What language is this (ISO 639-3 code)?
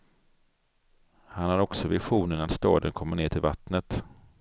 swe